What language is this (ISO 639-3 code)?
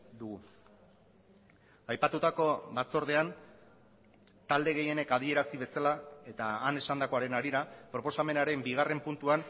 eus